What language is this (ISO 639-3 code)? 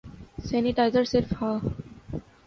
urd